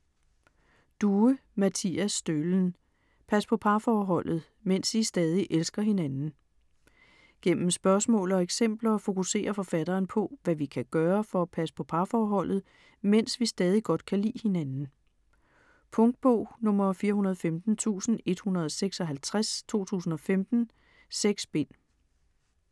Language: Danish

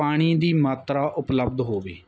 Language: Punjabi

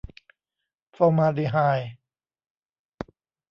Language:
Thai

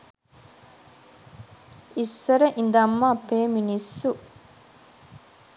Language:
Sinhala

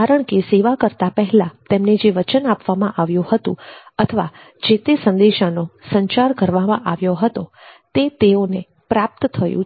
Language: Gujarati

